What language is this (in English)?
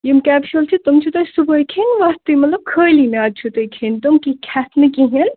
Kashmiri